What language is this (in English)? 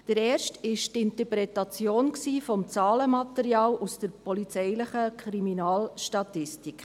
Swiss German